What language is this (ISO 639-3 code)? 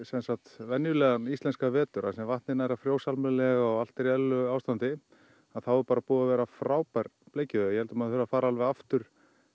isl